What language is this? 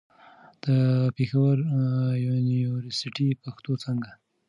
Pashto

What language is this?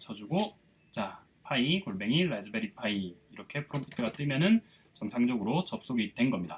Korean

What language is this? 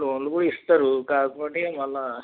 Telugu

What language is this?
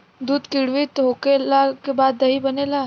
Bhojpuri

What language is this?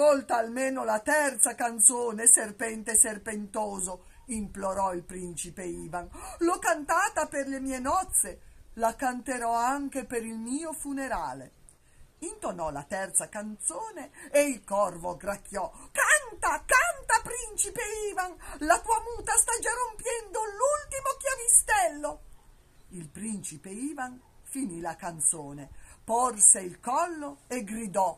Italian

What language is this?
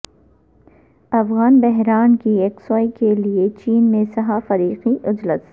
Urdu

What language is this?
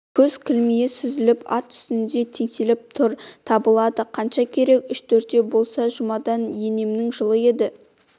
Kazakh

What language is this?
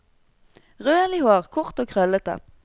Norwegian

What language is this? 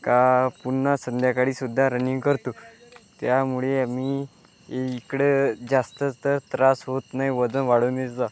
Marathi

